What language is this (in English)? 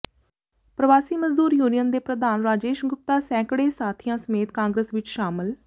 Punjabi